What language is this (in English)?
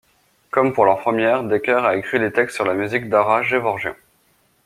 French